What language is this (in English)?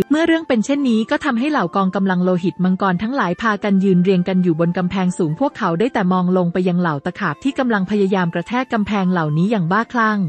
Thai